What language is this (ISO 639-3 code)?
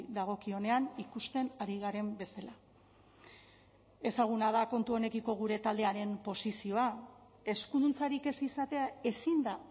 eus